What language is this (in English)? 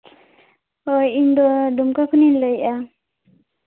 Santali